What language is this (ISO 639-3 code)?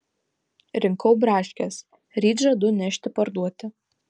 lit